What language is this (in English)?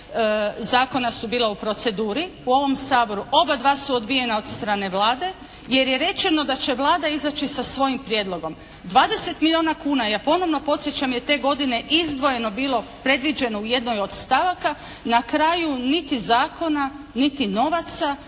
Croatian